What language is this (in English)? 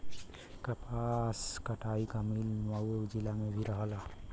Bhojpuri